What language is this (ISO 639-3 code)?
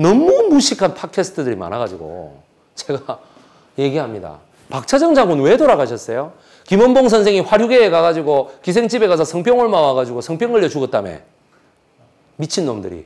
kor